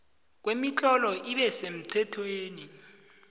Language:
South Ndebele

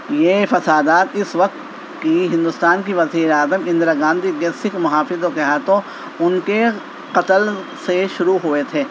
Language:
Urdu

